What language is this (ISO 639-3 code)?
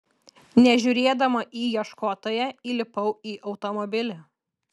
lit